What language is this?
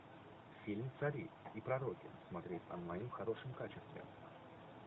Russian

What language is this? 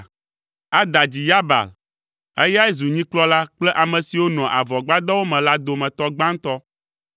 Ewe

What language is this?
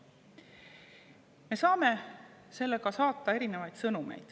Estonian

